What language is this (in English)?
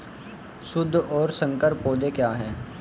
Hindi